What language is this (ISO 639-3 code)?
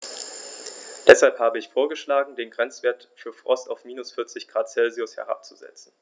deu